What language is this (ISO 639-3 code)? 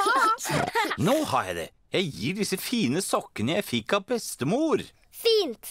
nor